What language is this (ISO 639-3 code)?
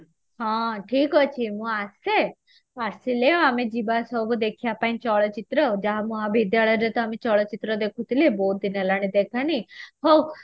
ori